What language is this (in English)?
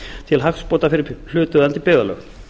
Icelandic